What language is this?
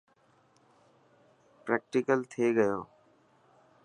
Dhatki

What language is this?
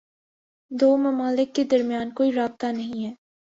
Urdu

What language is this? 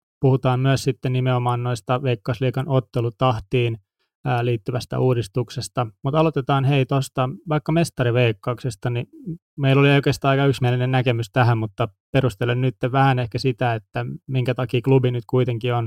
Finnish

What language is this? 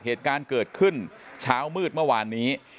Thai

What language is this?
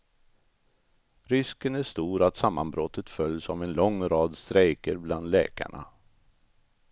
Swedish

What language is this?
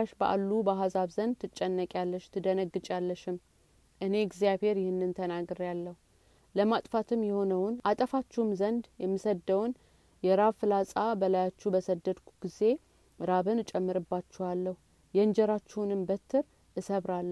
Amharic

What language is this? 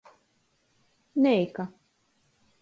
Latgalian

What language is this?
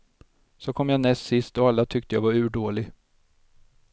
Swedish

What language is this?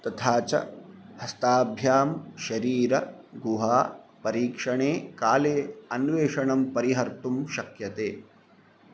Sanskrit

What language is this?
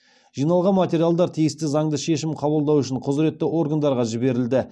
Kazakh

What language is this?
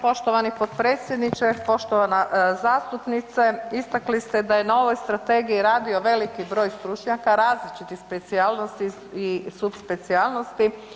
Croatian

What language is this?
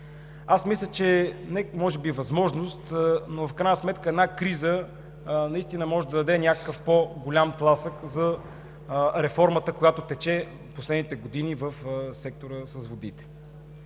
Bulgarian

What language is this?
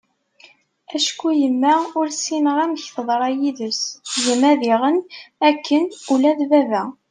Kabyle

